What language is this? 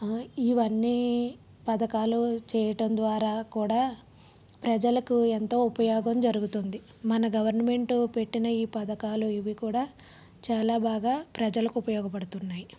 Telugu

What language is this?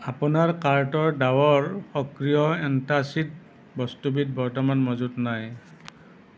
Assamese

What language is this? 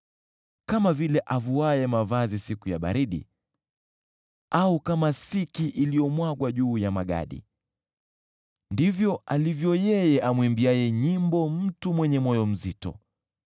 Swahili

